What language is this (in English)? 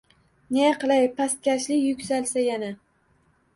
Uzbek